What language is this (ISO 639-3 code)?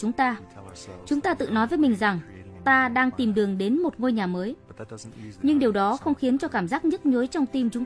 vie